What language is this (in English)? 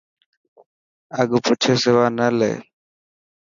Dhatki